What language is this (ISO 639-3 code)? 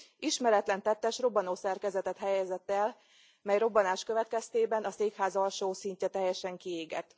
hun